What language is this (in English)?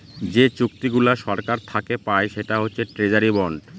Bangla